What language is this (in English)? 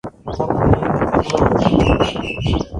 Goaria